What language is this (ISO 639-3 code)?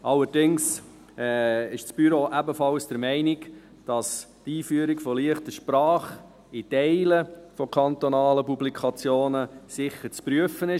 gsw